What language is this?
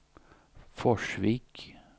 Swedish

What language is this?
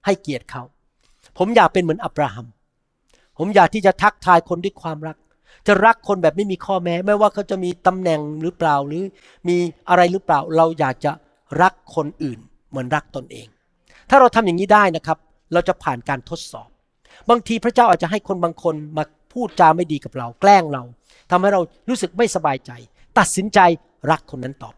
Thai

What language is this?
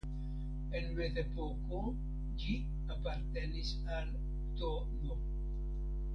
Esperanto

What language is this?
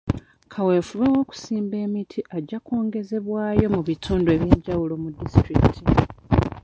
Ganda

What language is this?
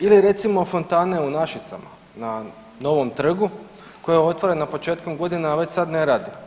Croatian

